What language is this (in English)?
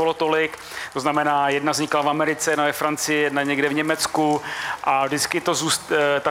Czech